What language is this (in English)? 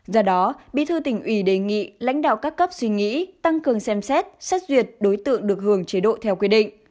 Vietnamese